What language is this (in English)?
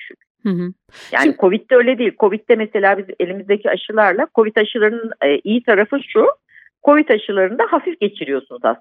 Turkish